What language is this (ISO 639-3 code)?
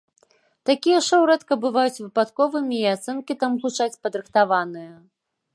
bel